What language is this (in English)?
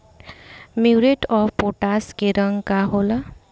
Bhojpuri